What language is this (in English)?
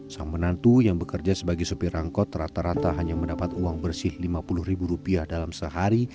Indonesian